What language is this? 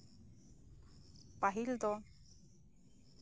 Santali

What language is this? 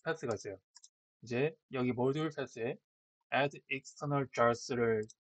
Korean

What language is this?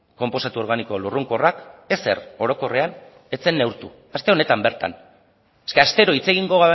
Basque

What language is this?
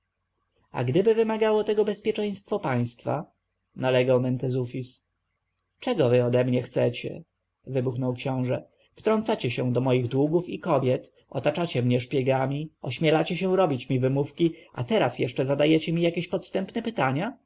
Polish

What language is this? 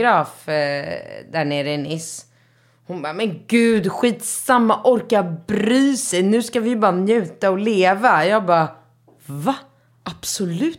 Swedish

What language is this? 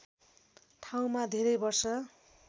Nepali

